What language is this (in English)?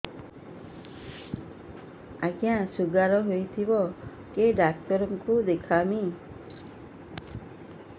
Odia